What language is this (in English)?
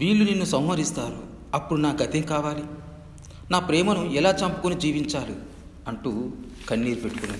Telugu